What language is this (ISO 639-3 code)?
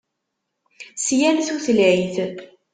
kab